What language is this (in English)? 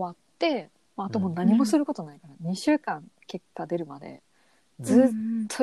Japanese